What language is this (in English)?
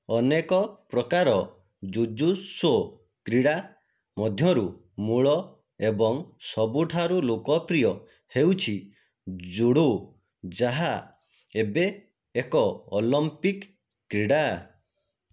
Odia